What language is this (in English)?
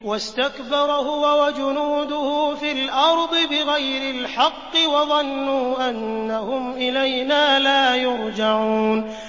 Arabic